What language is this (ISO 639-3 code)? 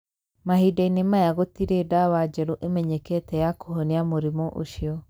kik